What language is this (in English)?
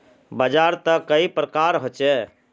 Magahi